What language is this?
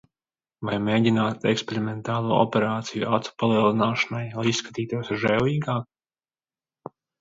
Latvian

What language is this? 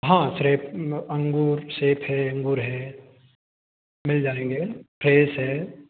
Hindi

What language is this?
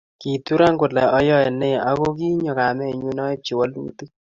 Kalenjin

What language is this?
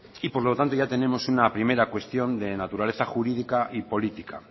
Spanish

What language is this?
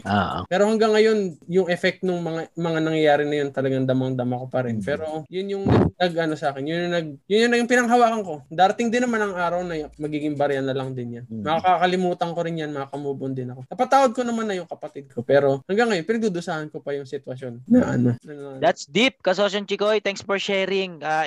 Filipino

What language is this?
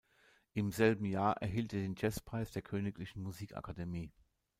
German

